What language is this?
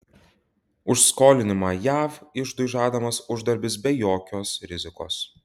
Lithuanian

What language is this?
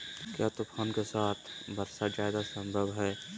Magahi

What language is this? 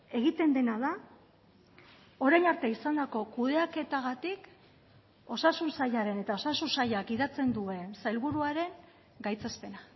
Basque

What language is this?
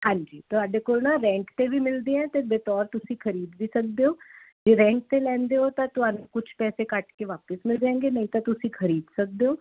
Punjabi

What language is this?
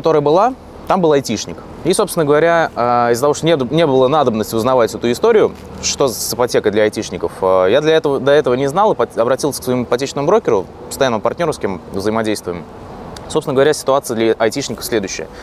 Russian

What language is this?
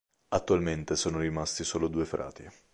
Italian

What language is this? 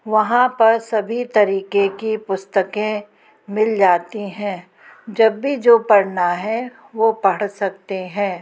Hindi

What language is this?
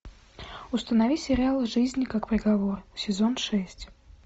Russian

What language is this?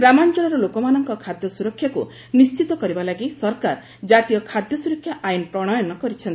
Odia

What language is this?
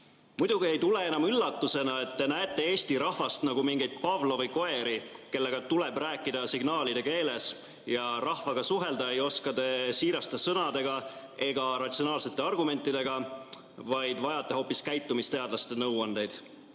Estonian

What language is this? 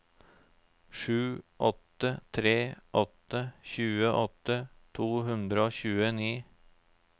Norwegian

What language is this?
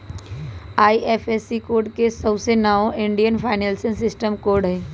Magahi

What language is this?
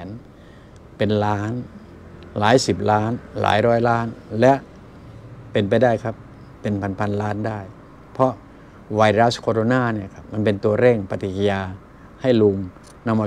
Thai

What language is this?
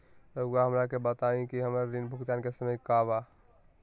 Magahi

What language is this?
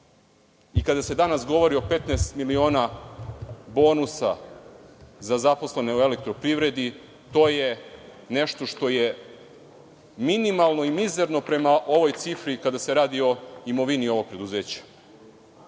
Serbian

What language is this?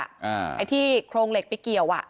Thai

